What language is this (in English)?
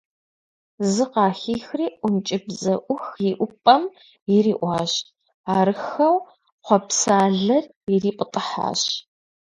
Kabardian